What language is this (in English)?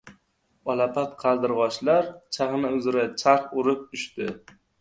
Uzbek